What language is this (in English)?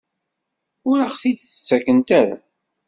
Kabyle